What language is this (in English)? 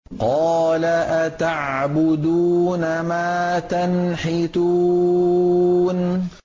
Arabic